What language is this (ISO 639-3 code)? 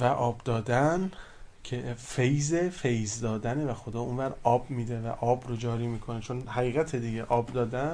fas